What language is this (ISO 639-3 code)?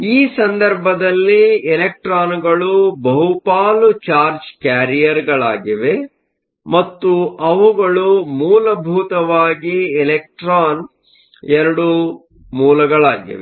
kan